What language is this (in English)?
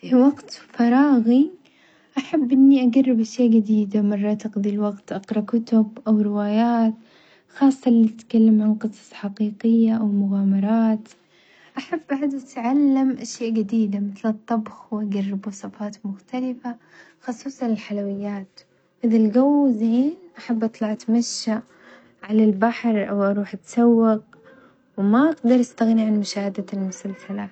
Omani Arabic